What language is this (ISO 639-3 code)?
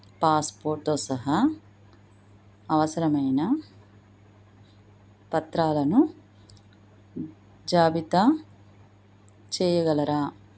tel